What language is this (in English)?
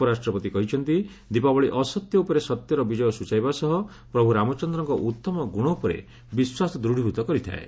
Odia